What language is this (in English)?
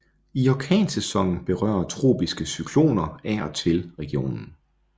Danish